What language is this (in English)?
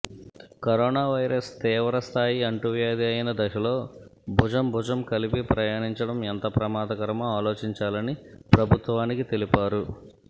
Telugu